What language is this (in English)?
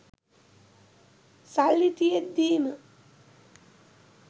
Sinhala